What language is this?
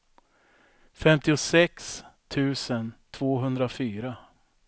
Swedish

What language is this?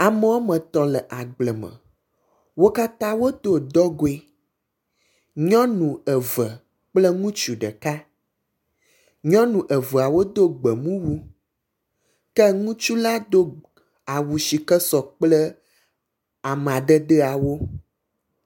Ewe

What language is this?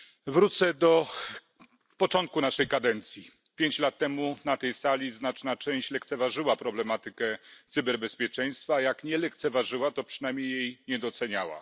Polish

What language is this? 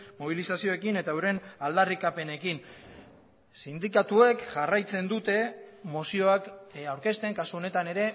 Basque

